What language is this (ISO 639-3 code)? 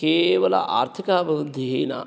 san